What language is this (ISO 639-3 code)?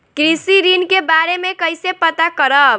bho